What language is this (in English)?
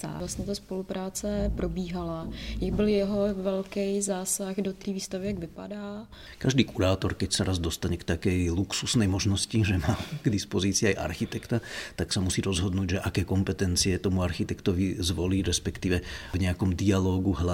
Czech